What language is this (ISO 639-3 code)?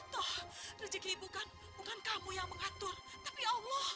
ind